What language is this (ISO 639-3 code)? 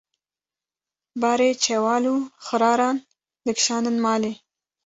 kur